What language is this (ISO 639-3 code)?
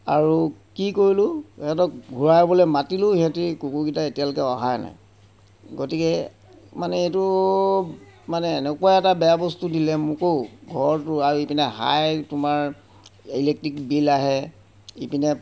asm